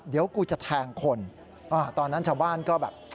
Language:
Thai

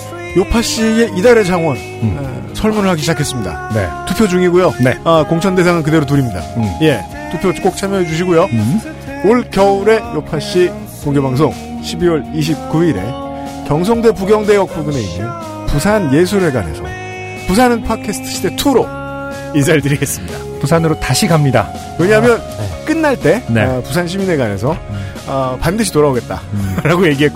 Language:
Korean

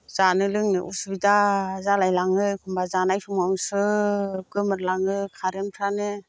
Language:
Bodo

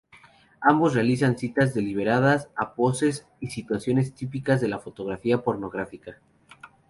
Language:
Spanish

